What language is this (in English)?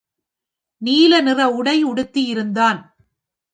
Tamil